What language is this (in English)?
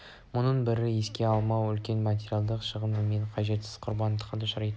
Kazakh